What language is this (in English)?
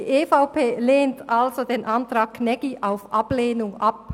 Swiss German